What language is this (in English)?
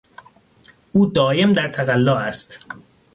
Persian